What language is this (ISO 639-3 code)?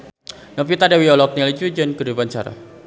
sun